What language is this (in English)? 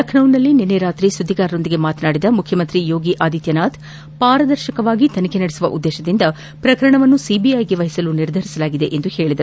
Kannada